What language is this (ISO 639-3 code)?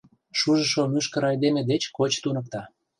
chm